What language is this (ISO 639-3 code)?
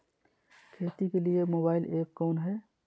mag